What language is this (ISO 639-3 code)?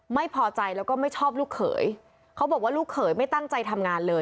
tha